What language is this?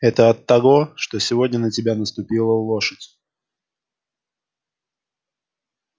Russian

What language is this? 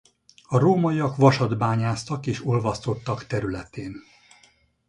Hungarian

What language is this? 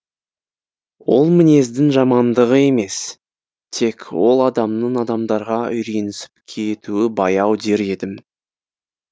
Kazakh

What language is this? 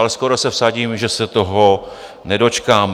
Czech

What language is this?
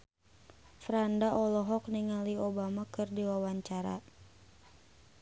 Sundanese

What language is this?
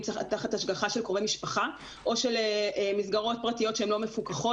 Hebrew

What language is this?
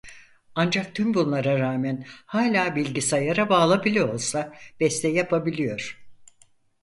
Turkish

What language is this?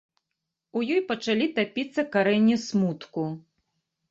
Belarusian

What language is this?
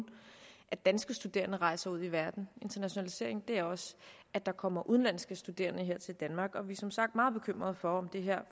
Danish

